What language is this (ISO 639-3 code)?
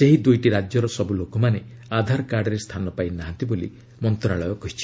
ori